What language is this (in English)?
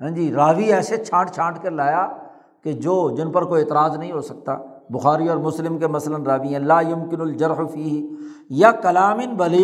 Urdu